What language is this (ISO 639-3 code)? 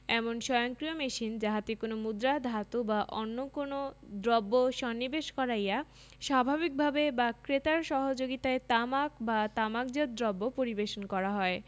ben